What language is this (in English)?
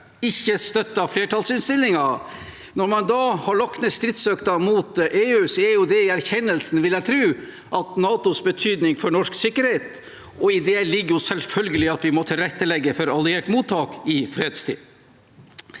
Norwegian